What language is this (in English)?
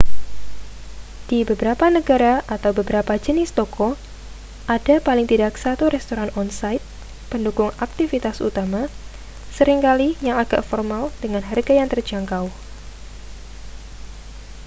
Indonesian